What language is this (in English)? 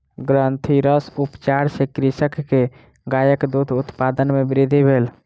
Maithili